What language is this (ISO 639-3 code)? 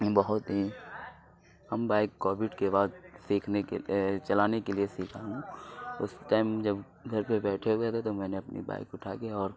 urd